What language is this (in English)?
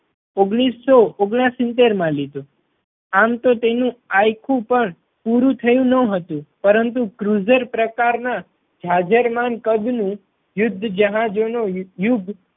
Gujarati